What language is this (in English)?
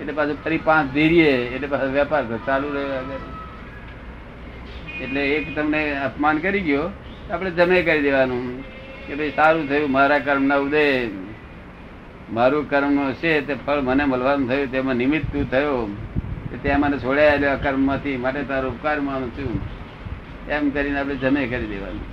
Gujarati